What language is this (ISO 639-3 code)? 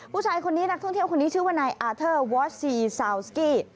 tha